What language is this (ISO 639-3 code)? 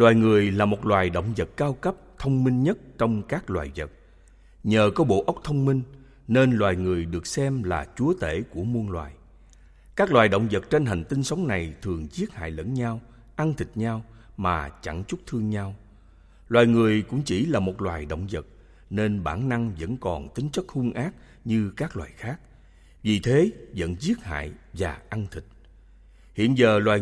vie